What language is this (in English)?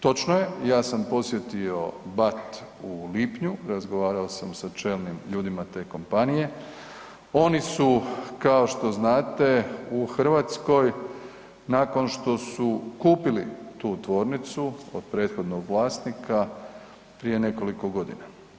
Croatian